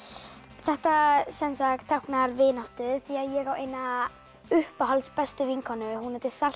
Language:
Icelandic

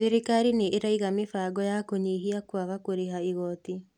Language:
Kikuyu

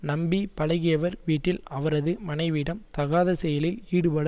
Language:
Tamil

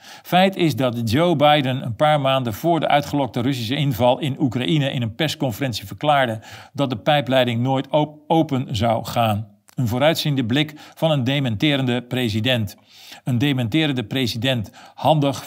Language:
Dutch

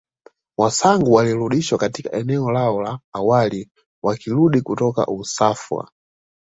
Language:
Swahili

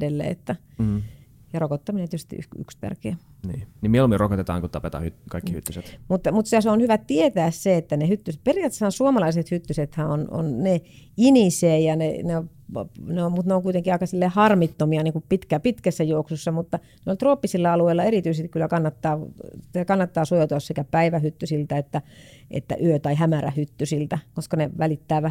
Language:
Finnish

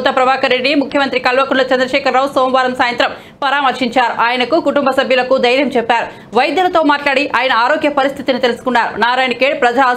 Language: Romanian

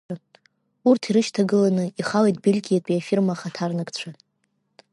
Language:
Abkhazian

